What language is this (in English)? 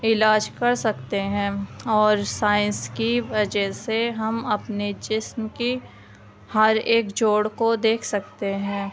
Urdu